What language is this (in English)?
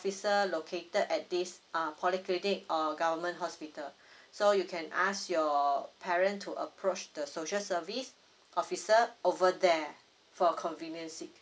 English